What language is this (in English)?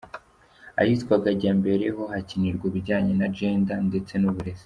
Kinyarwanda